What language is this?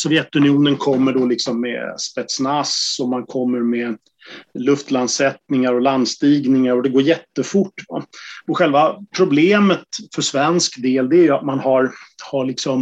Swedish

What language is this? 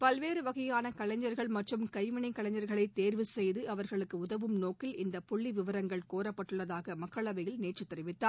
Tamil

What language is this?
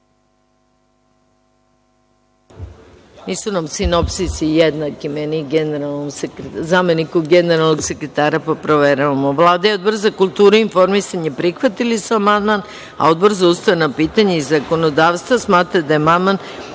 Serbian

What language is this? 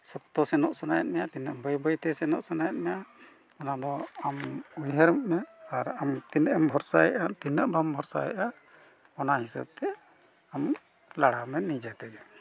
Santali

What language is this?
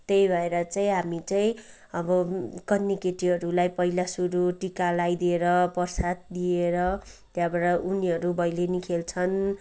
Nepali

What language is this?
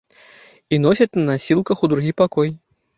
Belarusian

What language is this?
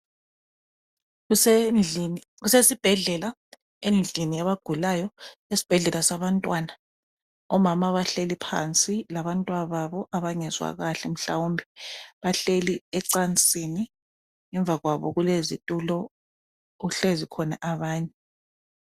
North Ndebele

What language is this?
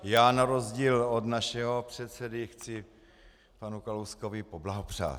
Czech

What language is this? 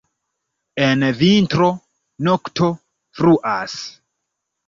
Esperanto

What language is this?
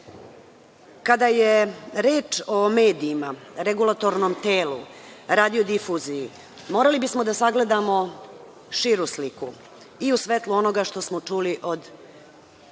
Serbian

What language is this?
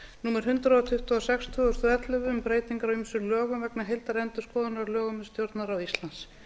Icelandic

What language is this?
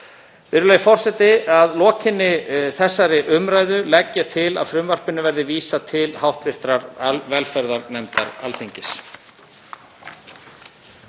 Icelandic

